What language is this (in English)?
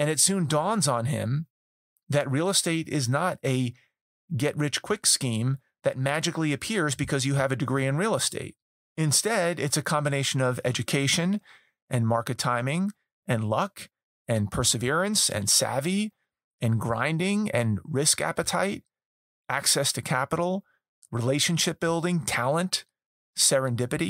English